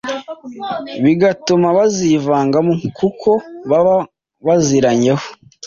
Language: Kinyarwanda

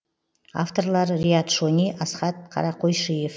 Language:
Kazakh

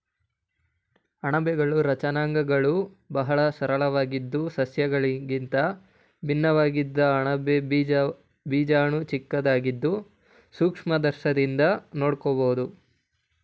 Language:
Kannada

